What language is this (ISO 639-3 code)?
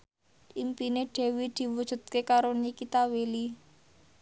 jav